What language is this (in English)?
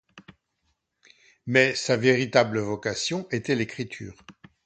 French